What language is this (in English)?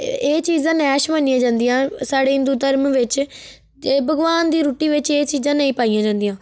Dogri